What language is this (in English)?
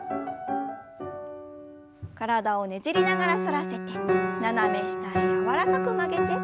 Japanese